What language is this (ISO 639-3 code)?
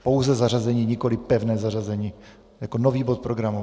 ces